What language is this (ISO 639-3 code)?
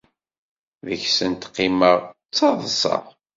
kab